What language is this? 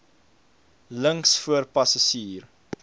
Afrikaans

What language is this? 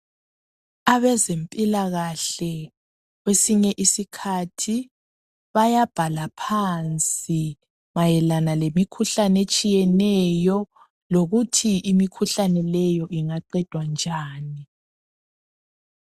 North Ndebele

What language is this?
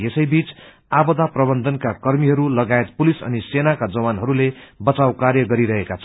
Nepali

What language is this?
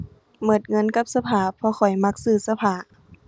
Thai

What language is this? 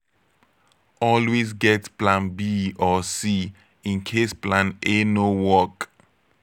Nigerian Pidgin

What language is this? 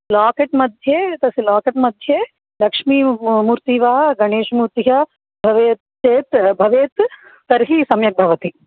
Sanskrit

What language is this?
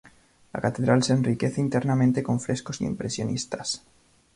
Spanish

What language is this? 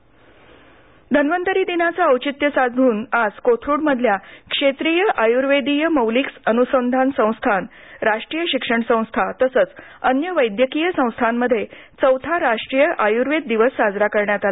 Marathi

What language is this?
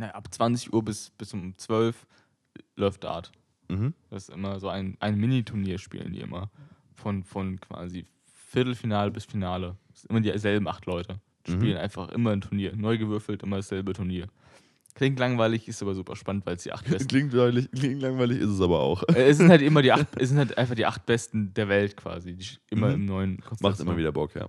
German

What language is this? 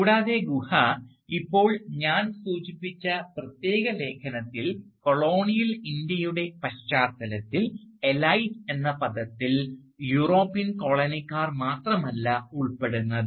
Malayalam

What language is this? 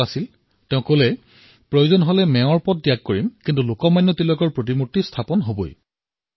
Assamese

